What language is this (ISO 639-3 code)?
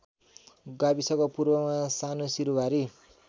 nep